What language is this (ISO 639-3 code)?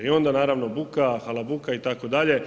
hrv